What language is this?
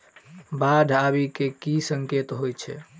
Maithili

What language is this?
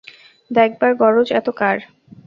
Bangla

